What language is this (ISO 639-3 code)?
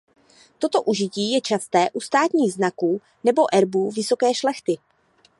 ces